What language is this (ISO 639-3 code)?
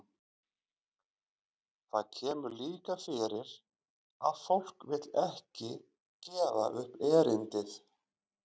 isl